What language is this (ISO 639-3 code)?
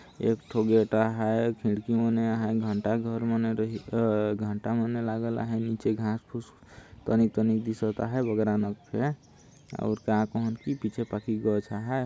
sck